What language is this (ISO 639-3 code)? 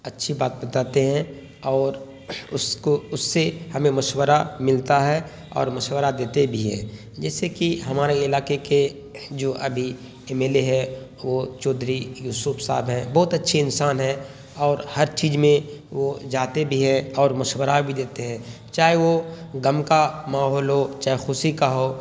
urd